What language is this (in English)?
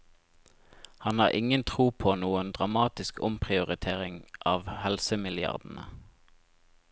Norwegian